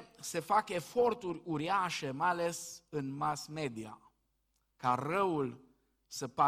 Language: Romanian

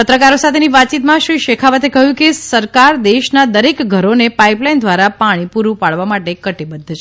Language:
Gujarati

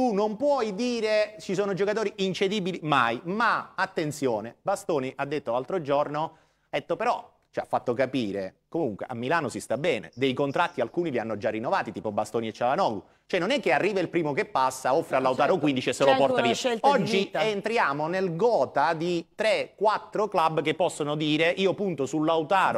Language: Italian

